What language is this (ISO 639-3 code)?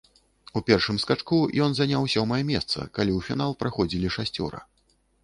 bel